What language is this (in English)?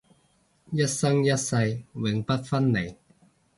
Cantonese